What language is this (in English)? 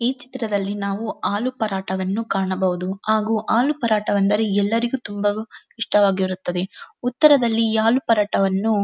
Kannada